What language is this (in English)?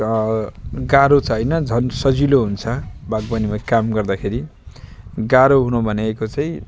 Nepali